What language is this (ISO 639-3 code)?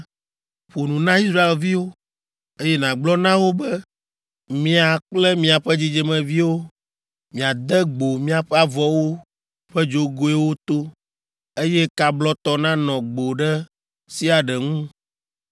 ewe